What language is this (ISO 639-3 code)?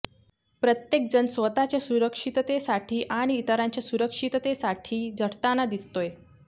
mar